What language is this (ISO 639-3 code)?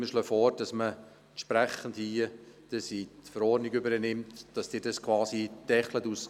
gsw